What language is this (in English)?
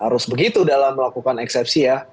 Indonesian